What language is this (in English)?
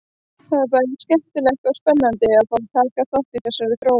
Icelandic